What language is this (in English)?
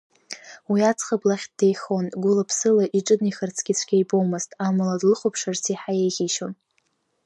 Abkhazian